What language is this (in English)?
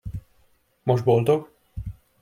Hungarian